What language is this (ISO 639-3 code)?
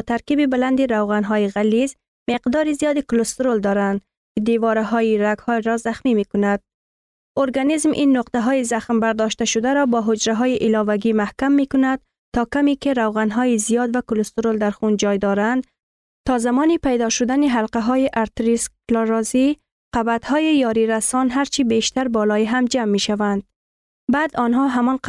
fas